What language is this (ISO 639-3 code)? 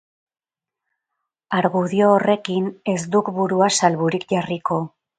eus